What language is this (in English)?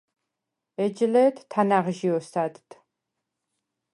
Svan